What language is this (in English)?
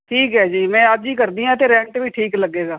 Punjabi